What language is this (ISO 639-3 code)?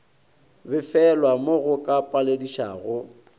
nso